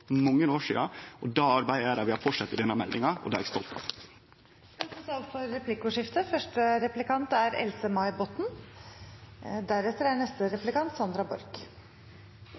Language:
Norwegian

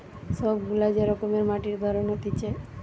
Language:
Bangla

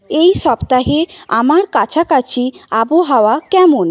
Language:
Bangla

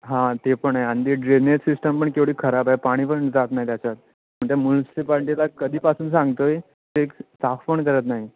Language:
Marathi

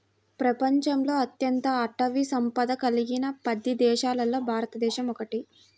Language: Telugu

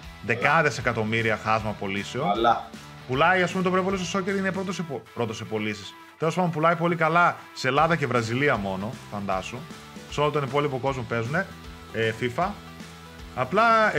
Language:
Greek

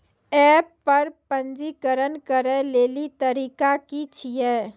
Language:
Maithili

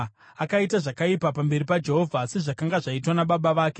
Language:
Shona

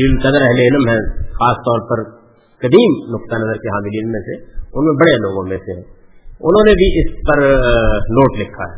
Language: Urdu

